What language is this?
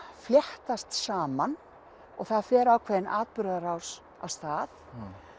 Icelandic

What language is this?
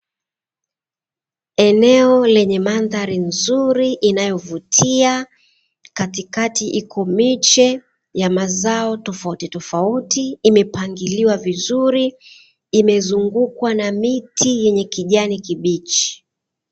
Swahili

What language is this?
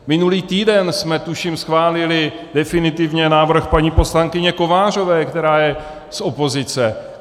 Czech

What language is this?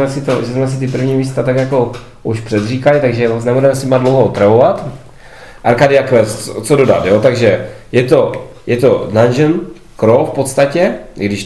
Czech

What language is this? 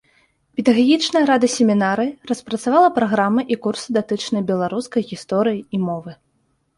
Belarusian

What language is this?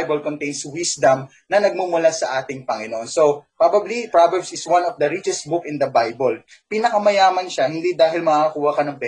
Filipino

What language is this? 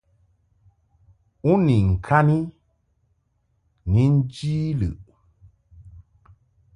Mungaka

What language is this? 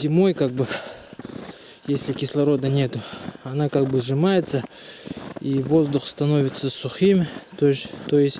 Russian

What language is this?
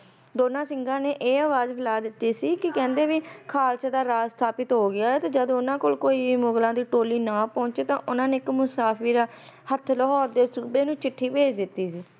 Punjabi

